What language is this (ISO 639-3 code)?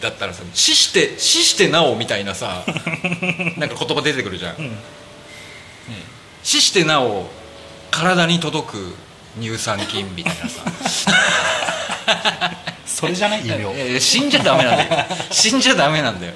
jpn